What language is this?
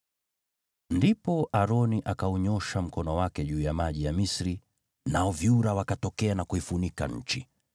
Swahili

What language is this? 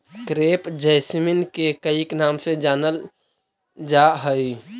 Magahi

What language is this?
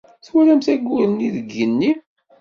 Kabyle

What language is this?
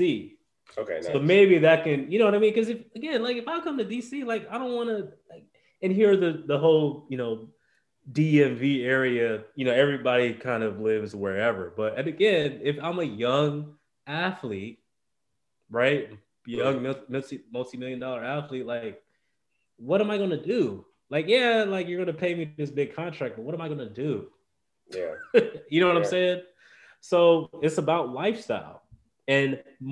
English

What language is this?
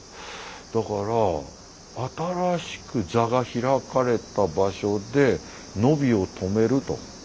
Japanese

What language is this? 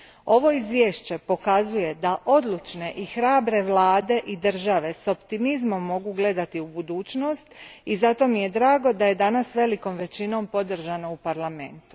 Croatian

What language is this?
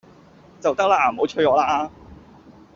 Cantonese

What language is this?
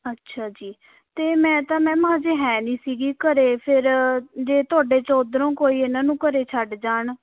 Punjabi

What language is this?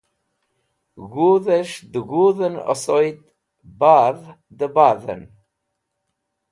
Wakhi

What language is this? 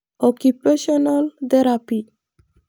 Masai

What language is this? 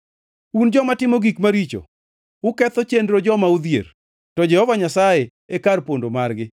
Luo (Kenya and Tanzania)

